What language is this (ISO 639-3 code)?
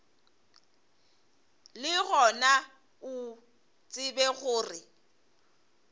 nso